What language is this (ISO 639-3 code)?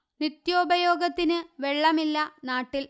mal